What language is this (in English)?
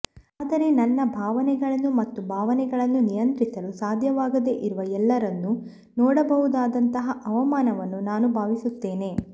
Kannada